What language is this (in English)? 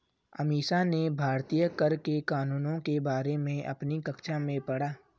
Hindi